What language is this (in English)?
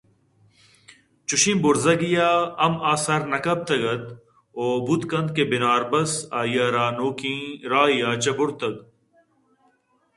Eastern Balochi